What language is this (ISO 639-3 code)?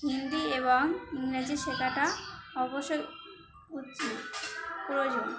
ben